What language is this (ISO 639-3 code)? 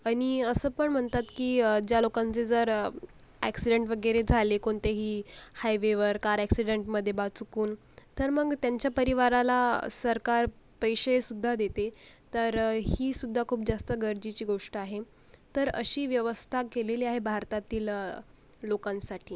mar